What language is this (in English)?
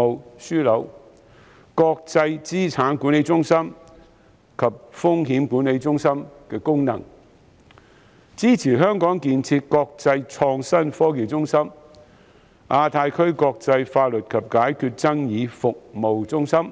Cantonese